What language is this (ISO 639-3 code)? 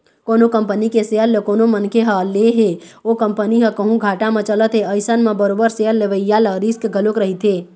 hne